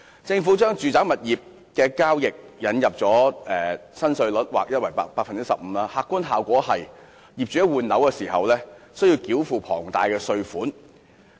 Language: Cantonese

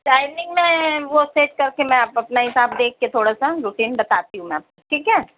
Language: Urdu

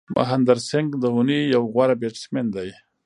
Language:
Pashto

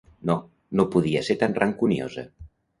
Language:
Catalan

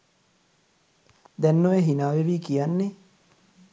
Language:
Sinhala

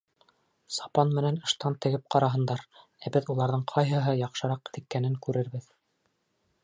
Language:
Bashkir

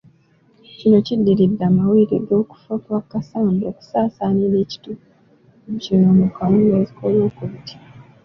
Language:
Ganda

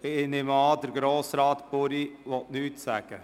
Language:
Swiss German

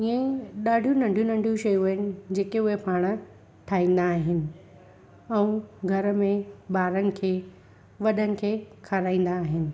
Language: Sindhi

